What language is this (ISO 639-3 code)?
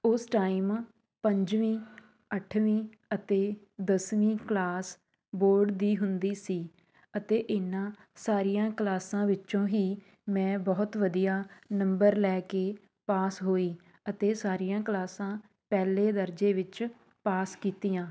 pan